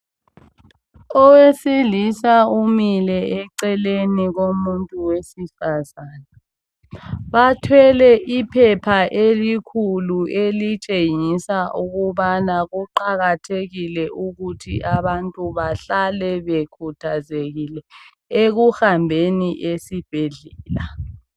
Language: North Ndebele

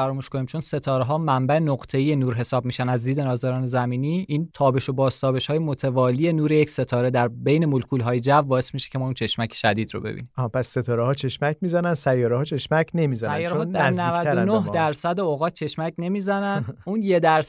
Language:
Persian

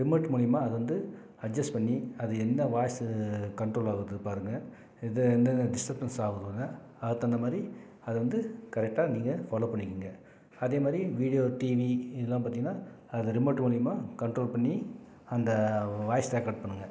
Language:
Tamil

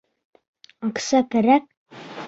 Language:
Bashkir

